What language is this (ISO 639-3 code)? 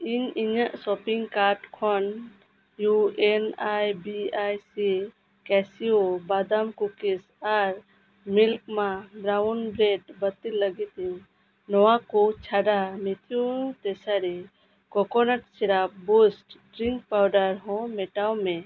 sat